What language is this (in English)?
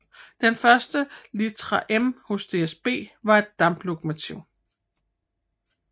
Danish